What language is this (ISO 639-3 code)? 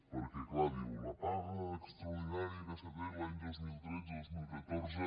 cat